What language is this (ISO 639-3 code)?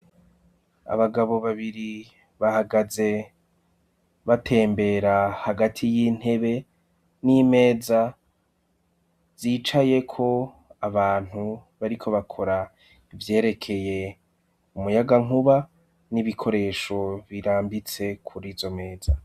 run